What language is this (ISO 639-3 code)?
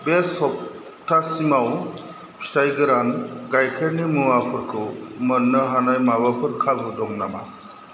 brx